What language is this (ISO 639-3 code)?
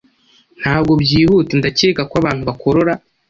kin